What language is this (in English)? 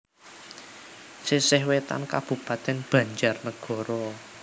Javanese